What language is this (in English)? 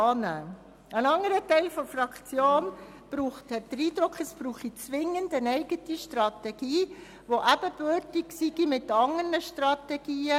Swiss German